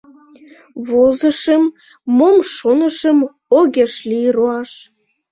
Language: Mari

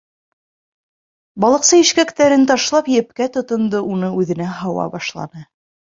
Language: Bashkir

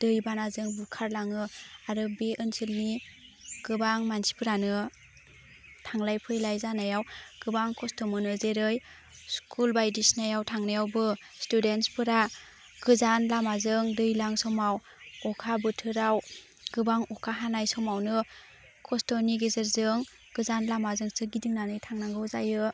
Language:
Bodo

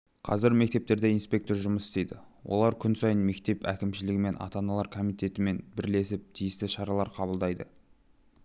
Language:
Kazakh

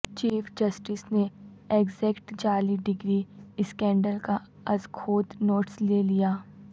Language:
Urdu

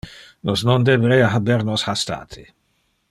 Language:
Interlingua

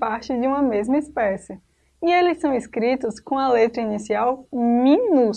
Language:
Portuguese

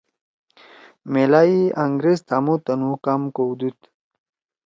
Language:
Torwali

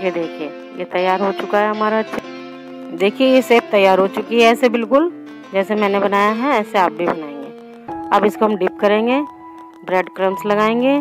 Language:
Hindi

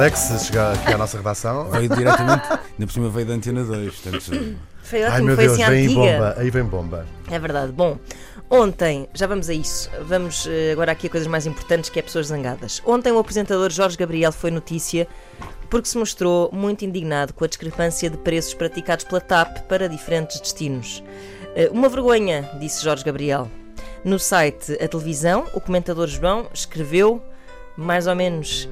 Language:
Portuguese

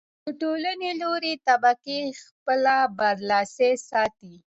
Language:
Pashto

